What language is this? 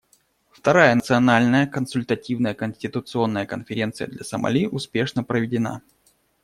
Russian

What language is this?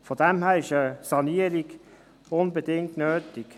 Swiss German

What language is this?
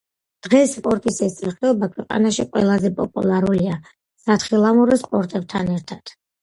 Georgian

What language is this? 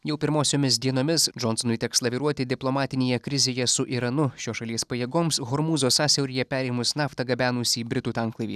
Lithuanian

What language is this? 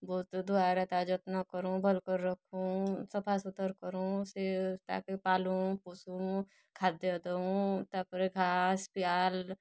Odia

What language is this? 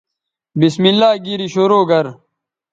Bateri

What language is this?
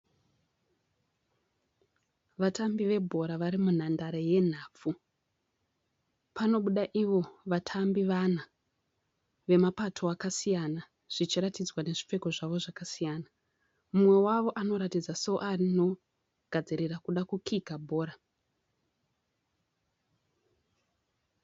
Shona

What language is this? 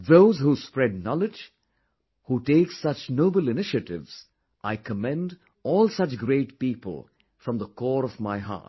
English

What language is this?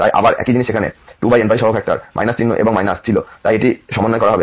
Bangla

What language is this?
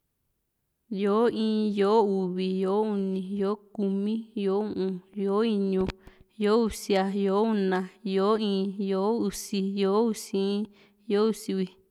Juxtlahuaca Mixtec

